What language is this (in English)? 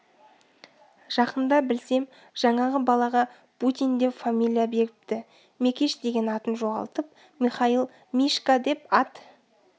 Kazakh